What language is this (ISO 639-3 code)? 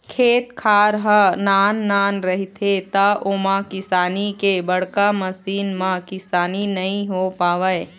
hne